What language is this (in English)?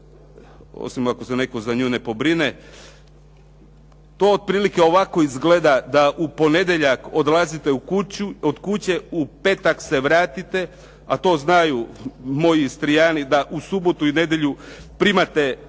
Croatian